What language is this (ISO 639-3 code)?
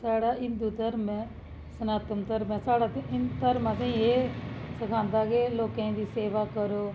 doi